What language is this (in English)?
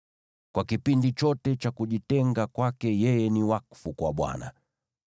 Swahili